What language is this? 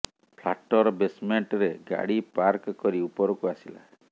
Odia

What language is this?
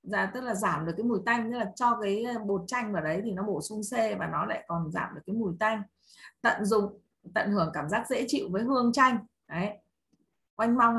Vietnamese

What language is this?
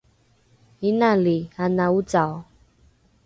Rukai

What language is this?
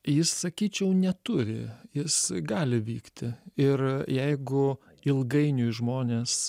Lithuanian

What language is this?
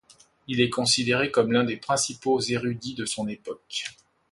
French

